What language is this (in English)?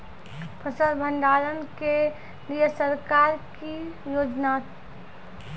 Maithili